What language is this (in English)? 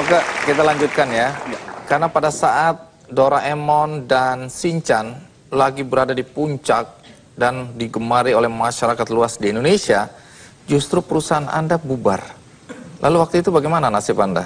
Indonesian